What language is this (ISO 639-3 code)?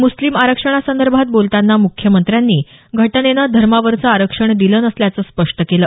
mar